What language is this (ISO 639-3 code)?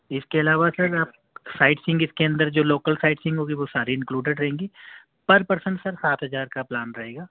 urd